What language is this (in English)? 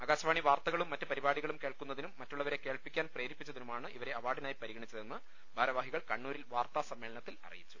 Malayalam